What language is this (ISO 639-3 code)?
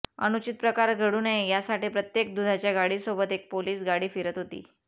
mar